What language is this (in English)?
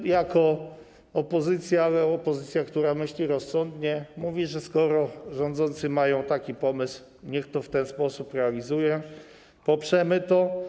Polish